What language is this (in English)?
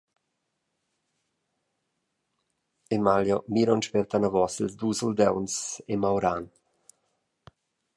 Romansh